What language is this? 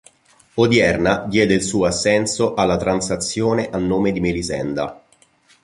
Italian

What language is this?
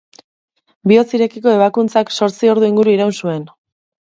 Basque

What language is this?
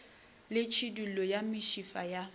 Northern Sotho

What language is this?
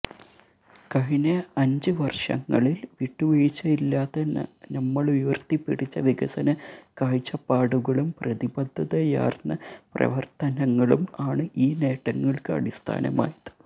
Malayalam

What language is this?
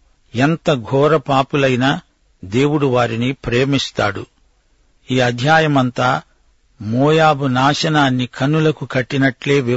Telugu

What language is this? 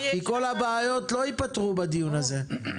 Hebrew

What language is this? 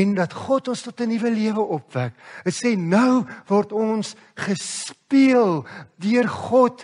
Dutch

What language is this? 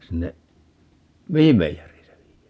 Finnish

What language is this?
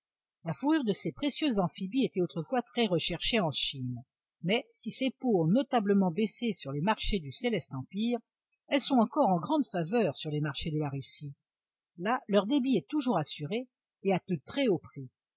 French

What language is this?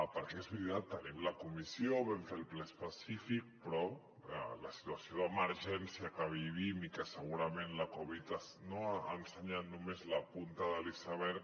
Catalan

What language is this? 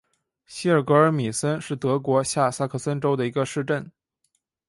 Chinese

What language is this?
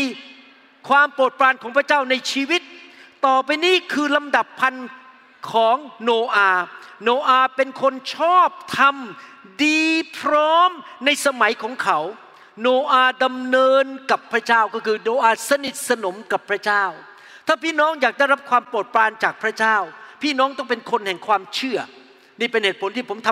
Thai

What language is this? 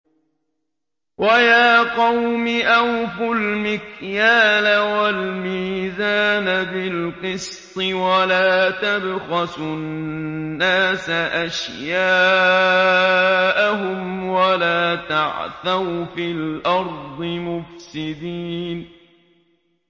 Arabic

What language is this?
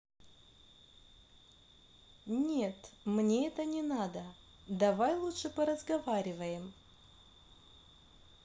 Russian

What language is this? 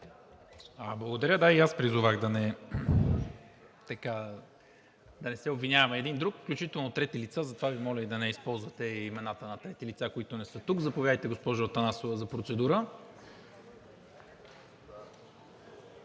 Bulgarian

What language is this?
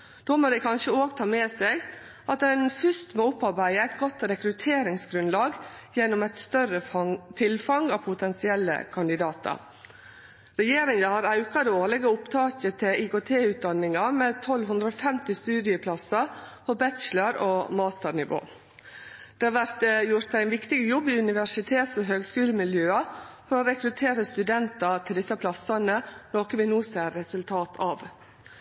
Norwegian Nynorsk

